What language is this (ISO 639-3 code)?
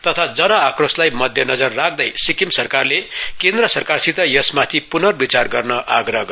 nep